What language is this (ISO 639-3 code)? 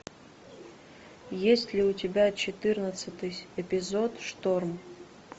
rus